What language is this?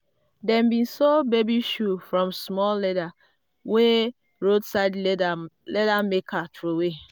Nigerian Pidgin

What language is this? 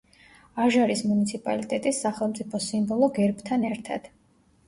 Georgian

